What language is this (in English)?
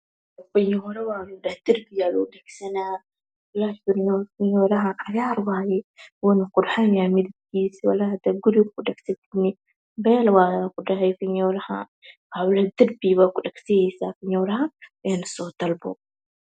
Somali